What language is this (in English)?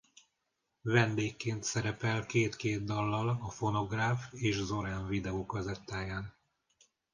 Hungarian